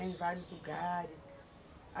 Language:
Portuguese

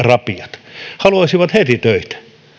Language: Finnish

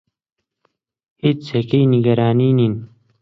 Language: Central Kurdish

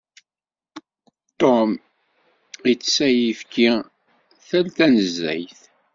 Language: Kabyle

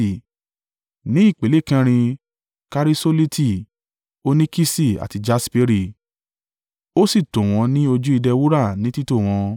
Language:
Yoruba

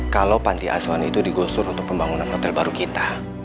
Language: Indonesian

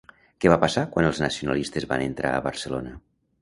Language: Catalan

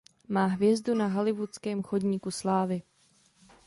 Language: Czech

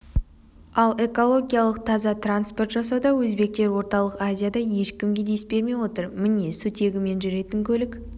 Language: Kazakh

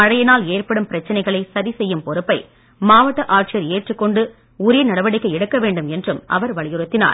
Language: Tamil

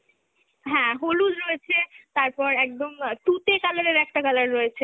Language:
Bangla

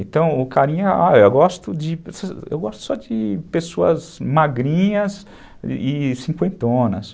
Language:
Portuguese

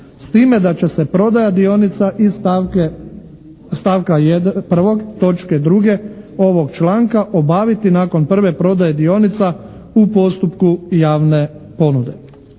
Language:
Croatian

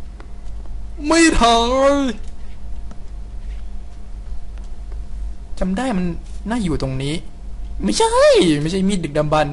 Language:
Thai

